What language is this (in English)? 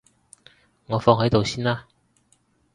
Cantonese